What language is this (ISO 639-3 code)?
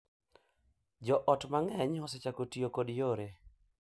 luo